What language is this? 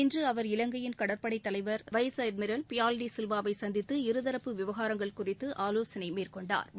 Tamil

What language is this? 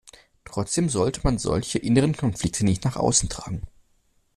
German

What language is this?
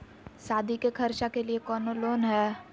Magahi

